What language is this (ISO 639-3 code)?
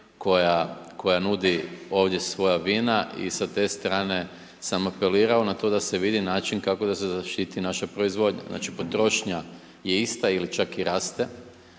hrv